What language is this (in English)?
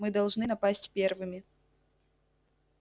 Russian